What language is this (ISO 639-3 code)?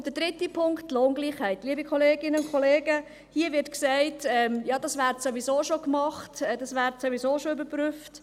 gsw